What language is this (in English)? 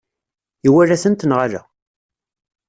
Kabyle